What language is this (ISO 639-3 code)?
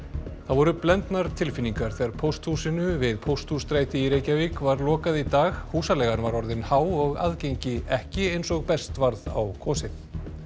isl